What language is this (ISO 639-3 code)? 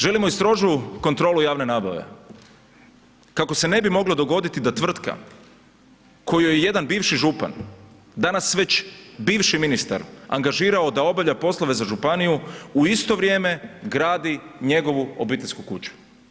hrv